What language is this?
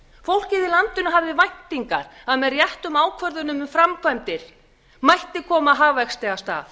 Icelandic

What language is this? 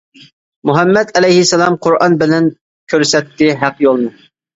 Uyghur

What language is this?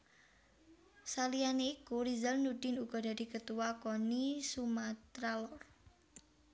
Javanese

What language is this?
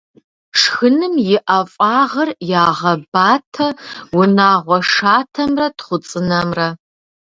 Kabardian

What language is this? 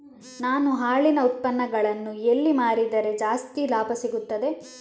Kannada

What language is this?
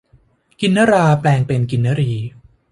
Thai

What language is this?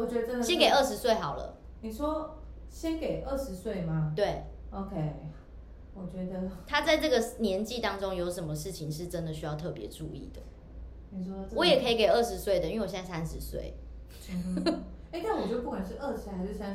Chinese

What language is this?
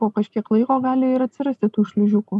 Lithuanian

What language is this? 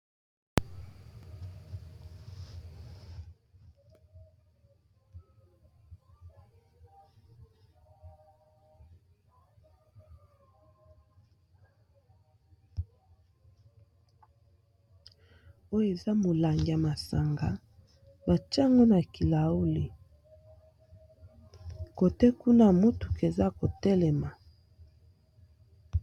Lingala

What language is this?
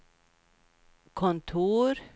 Swedish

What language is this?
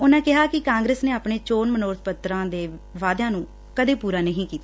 Punjabi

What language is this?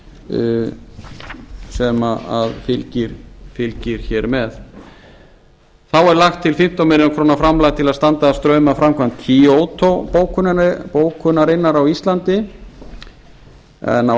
Icelandic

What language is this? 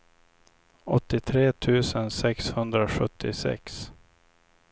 Swedish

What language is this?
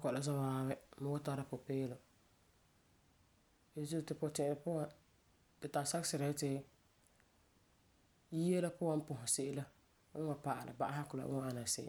Frafra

